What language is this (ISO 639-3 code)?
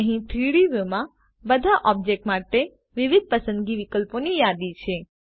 guj